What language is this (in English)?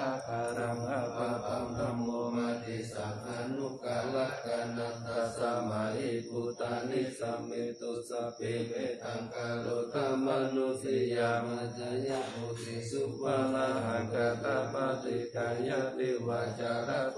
Thai